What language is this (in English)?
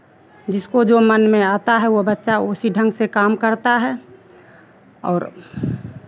Hindi